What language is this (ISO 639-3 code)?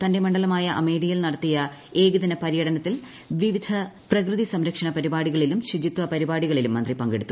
mal